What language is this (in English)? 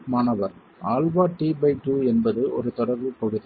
Tamil